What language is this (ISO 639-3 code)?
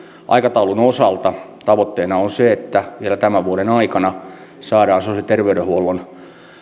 fin